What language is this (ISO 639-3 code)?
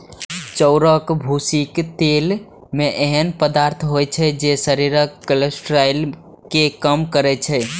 mai